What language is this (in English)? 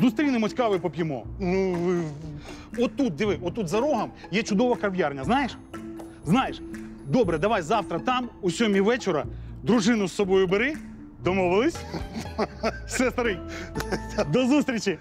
Ukrainian